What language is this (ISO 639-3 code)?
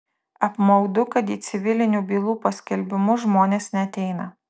lit